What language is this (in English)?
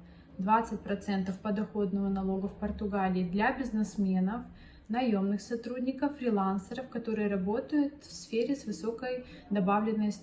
Russian